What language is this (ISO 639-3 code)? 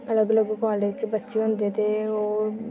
doi